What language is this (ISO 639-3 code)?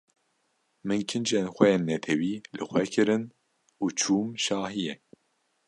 kur